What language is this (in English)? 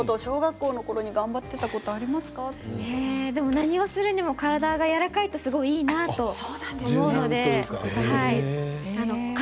Japanese